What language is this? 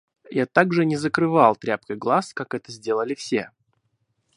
Russian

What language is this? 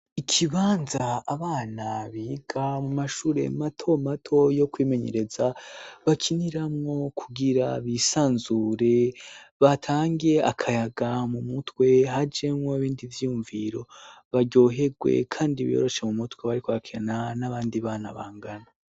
Rundi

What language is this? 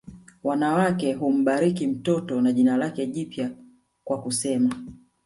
Swahili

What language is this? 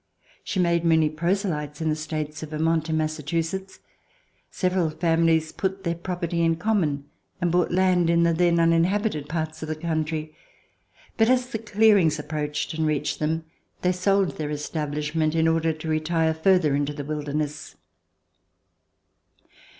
English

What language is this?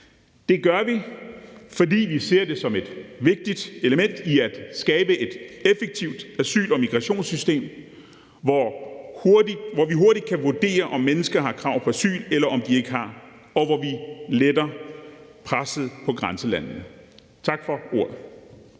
Danish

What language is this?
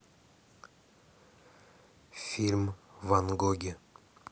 Russian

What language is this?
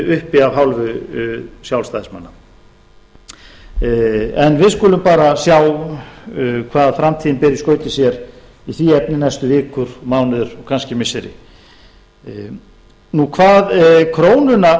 Icelandic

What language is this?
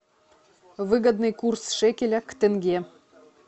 Russian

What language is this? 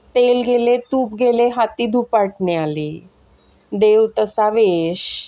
Marathi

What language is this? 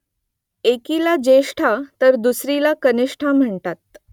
Marathi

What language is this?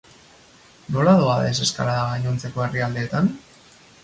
Basque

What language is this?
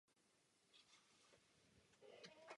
Czech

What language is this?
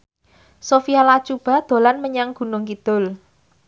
Javanese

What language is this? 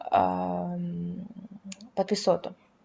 Russian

